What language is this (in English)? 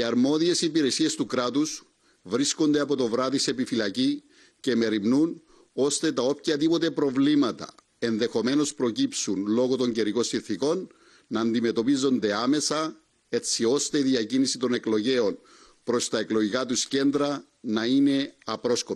Greek